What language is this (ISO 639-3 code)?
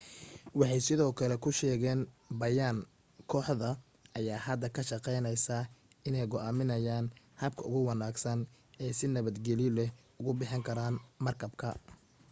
som